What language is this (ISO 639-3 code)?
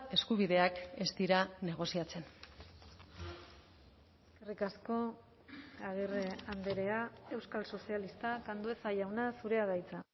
eus